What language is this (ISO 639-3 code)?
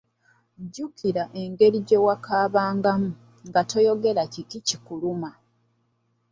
lug